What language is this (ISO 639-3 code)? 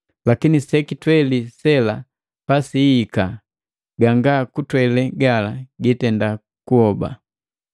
mgv